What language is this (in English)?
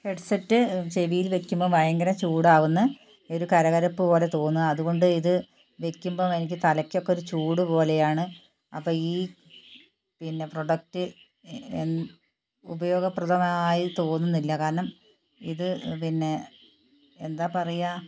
Malayalam